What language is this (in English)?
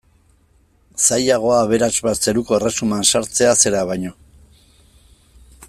Basque